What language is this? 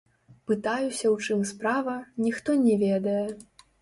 Belarusian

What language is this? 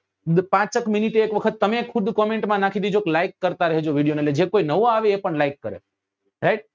Gujarati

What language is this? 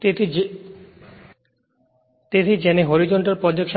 Gujarati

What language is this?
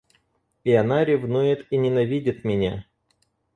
Russian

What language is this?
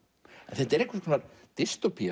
Icelandic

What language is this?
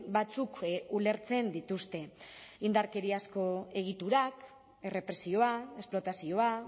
Basque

